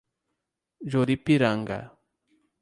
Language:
Portuguese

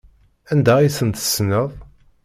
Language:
Kabyle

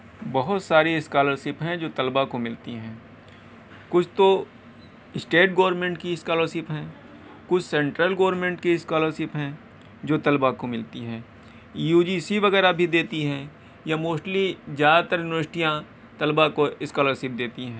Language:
Urdu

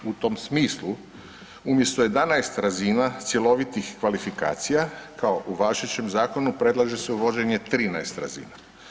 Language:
Croatian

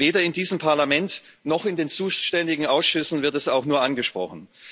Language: German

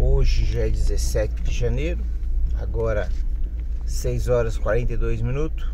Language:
Portuguese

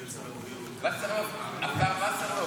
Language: Hebrew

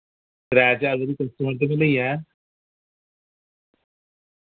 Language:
Dogri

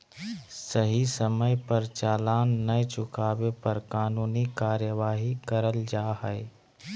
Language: Magahi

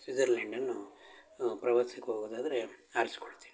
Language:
Kannada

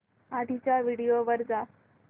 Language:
Marathi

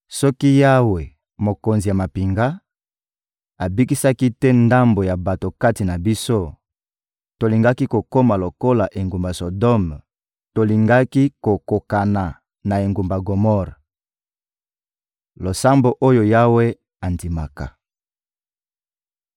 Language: Lingala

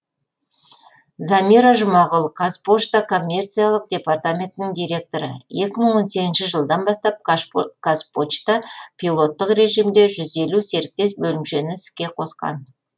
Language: Kazakh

